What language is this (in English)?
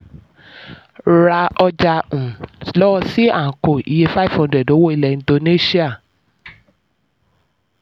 Yoruba